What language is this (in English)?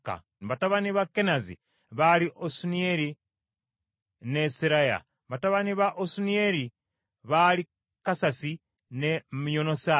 Ganda